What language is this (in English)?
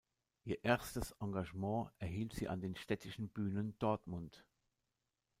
German